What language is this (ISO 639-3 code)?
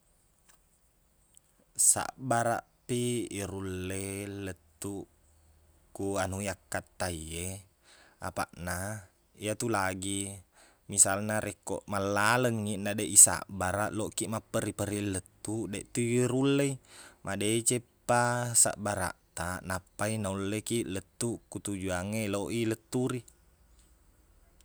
bug